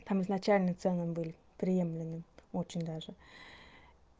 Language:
Russian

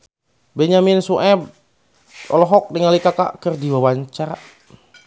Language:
Sundanese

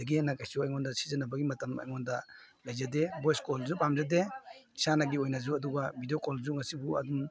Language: Manipuri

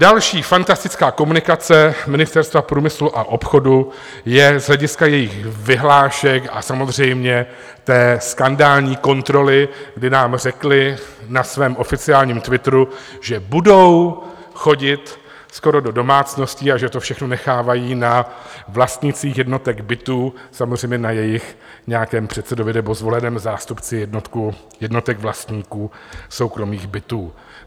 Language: Czech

